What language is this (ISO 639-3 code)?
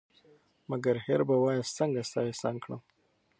pus